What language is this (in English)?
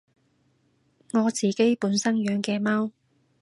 Cantonese